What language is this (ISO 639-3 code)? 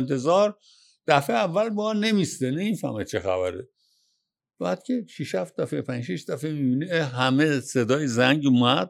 fas